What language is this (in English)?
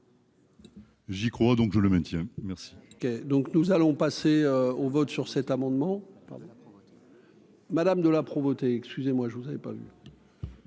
French